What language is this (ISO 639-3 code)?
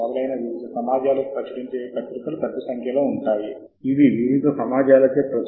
tel